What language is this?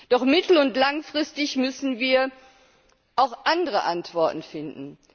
German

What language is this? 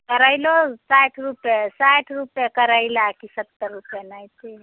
Maithili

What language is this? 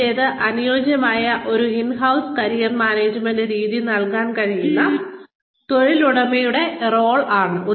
Malayalam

